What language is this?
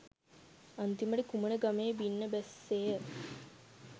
Sinhala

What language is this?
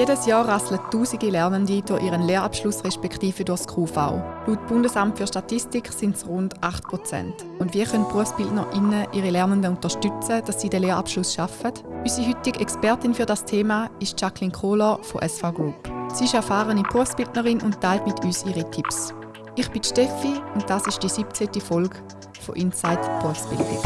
German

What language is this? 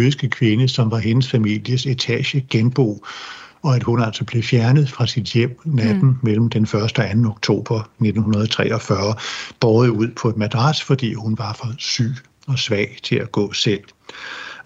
Danish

